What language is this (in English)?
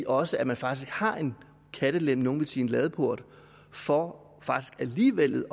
Danish